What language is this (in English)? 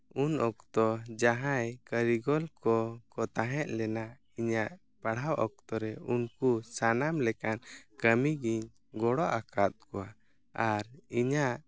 Santali